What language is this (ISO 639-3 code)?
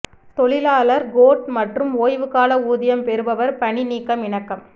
tam